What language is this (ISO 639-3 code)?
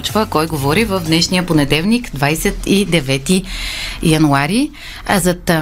bul